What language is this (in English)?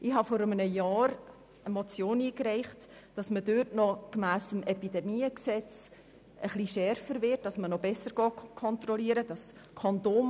Swiss German